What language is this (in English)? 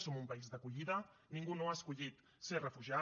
Catalan